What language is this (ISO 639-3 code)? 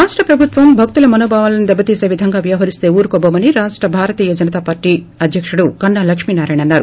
tel